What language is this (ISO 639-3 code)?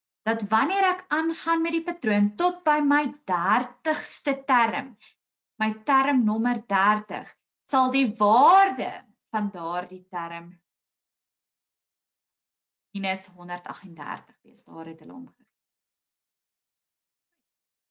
nld